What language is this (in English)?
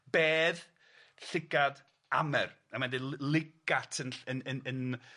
Welsh